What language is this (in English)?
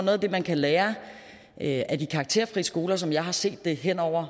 Danish